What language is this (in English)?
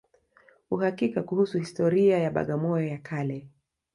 Swahili